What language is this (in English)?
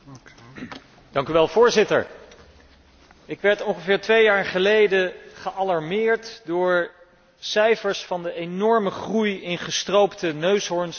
Dutch